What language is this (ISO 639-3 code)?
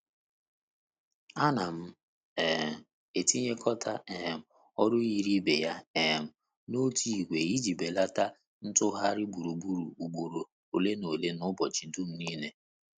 ibo